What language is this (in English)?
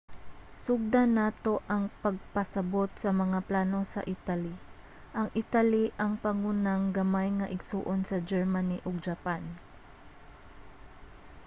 Cebuano